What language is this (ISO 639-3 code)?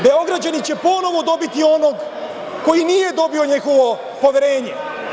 srp